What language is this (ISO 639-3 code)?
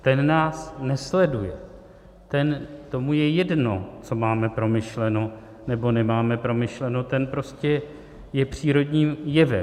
ces